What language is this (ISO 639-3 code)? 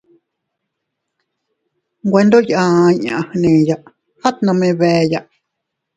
cut